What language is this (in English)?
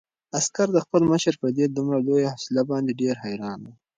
Pashto